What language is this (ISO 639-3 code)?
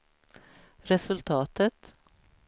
swe